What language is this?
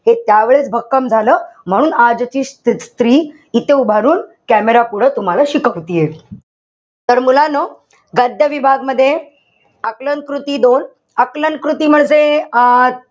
Marathi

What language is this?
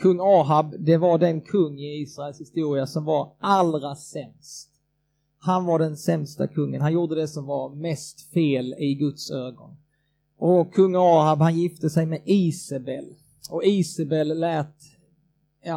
Swedish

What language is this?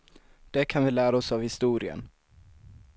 Swedish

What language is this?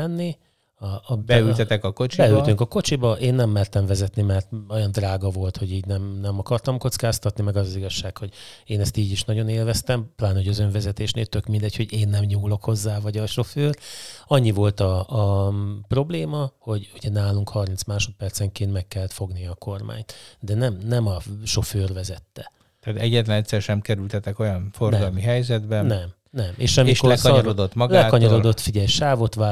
Hungarian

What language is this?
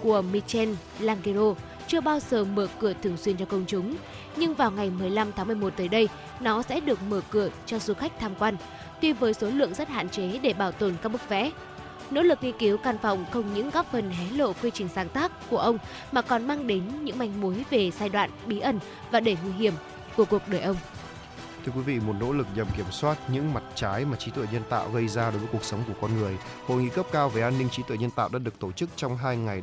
Vietnamese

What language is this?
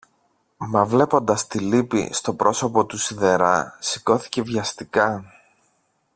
Greek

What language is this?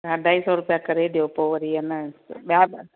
Sindhi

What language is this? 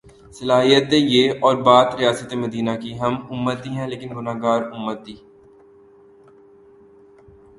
Urdu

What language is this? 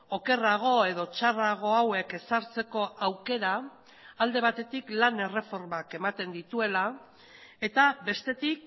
Basque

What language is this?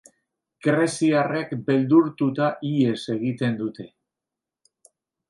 Basque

